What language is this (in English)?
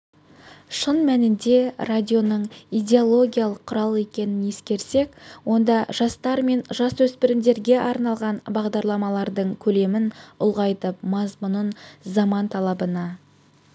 Kazakh